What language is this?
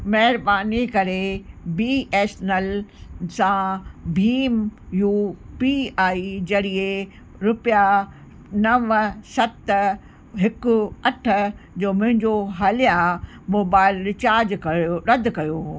Sindhi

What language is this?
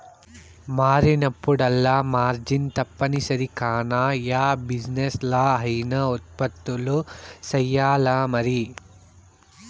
Telugu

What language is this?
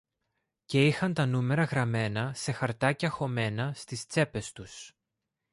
Greek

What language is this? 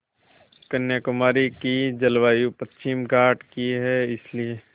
Hindi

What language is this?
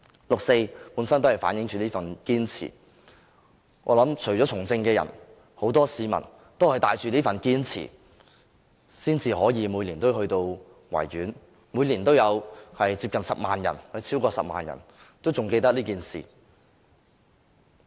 Cantonese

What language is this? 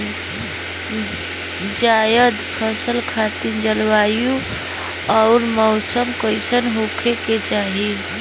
Bhojpuri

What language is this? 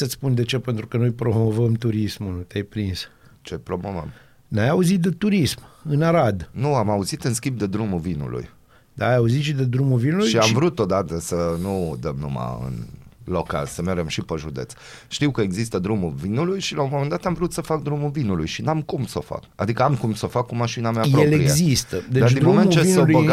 Romanian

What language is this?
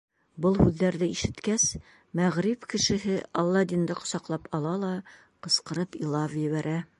Bashkir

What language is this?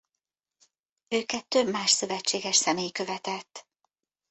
Hungarian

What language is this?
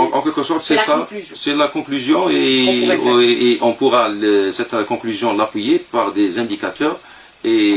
French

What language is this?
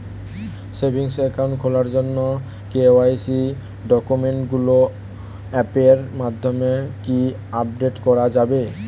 Bangla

